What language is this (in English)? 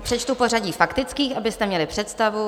Czech